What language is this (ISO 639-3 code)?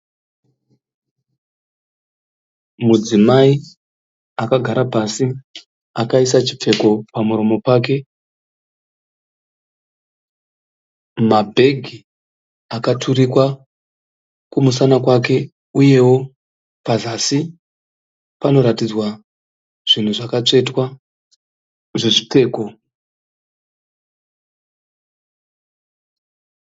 sna